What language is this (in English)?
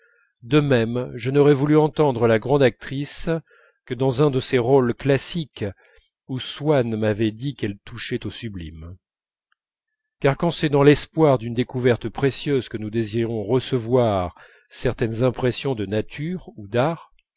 French